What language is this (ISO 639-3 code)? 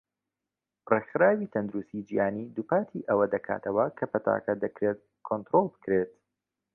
ckb